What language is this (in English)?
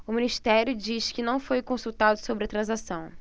Portuguese